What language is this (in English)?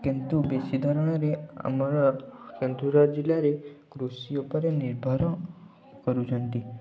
Odia